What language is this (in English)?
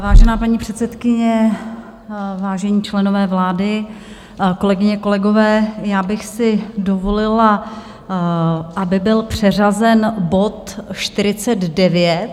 Czech